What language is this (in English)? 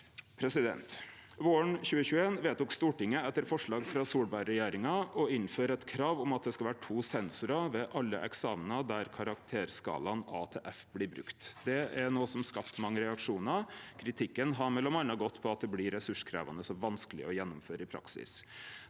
Norwegian